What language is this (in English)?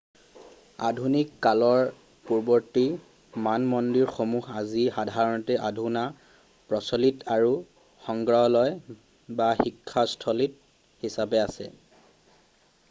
Assamese